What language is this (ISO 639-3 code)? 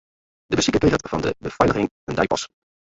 fry